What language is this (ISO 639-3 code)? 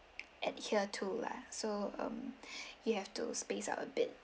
eng